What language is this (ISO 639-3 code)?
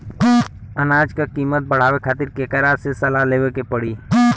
bho